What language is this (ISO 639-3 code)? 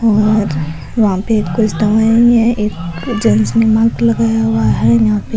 raj